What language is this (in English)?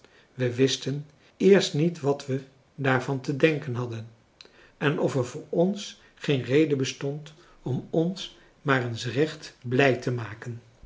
Dutch